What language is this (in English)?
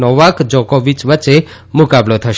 Gujarati